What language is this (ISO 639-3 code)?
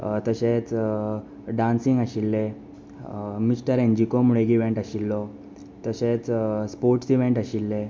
kok